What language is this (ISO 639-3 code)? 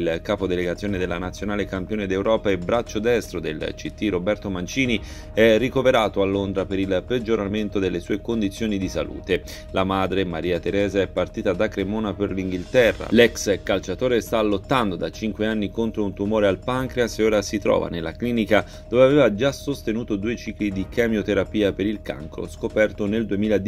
ita